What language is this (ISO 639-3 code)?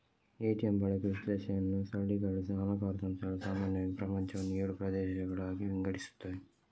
kan